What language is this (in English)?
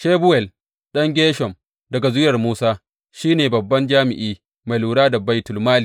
Hausa